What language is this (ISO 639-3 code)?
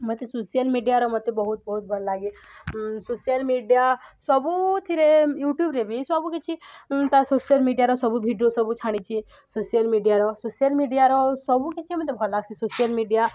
ori